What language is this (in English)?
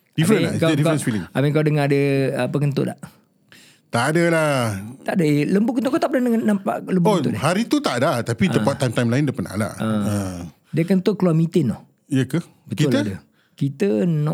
Malay